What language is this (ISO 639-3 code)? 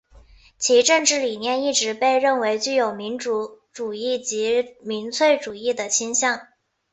zho